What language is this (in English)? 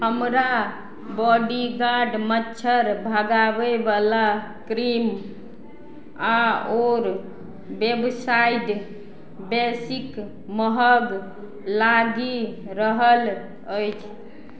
Maithili